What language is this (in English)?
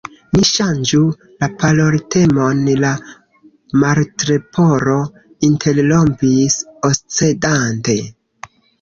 Esperanto